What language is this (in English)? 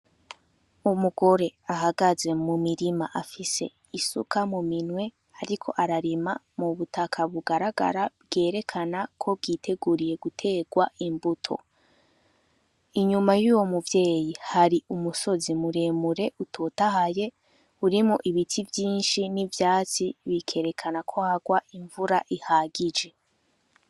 Rundi